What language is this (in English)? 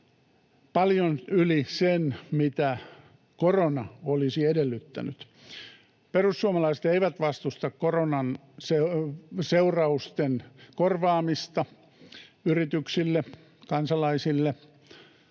Finnish